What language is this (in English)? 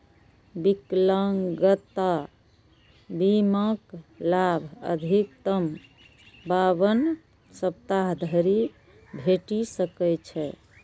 Maithili